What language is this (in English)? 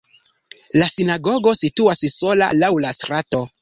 Esperanto